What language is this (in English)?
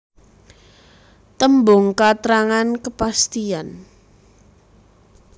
Javanese